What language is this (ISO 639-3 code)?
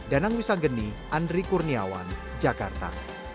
ind